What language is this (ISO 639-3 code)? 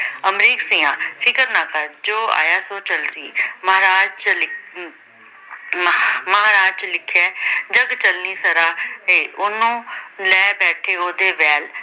pan